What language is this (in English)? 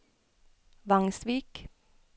Norwegian